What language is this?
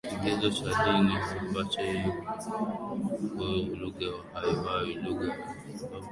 Swahili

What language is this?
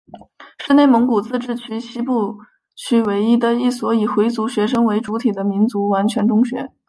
Chinese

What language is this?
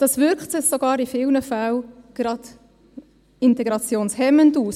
Swiss German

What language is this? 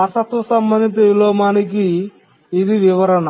Telugu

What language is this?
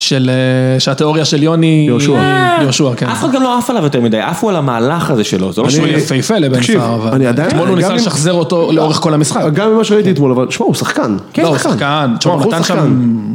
Hebrew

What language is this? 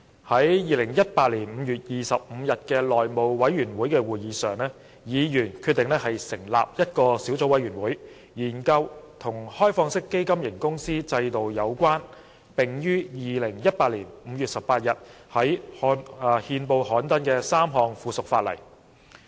Cantonese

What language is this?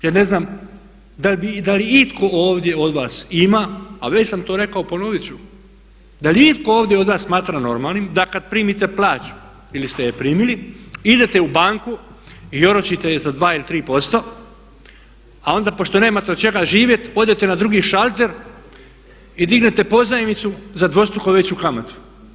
Croatian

